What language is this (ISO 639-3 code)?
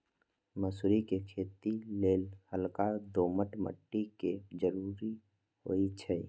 mag